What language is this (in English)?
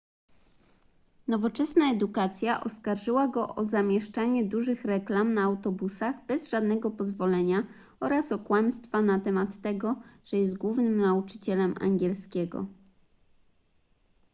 Polish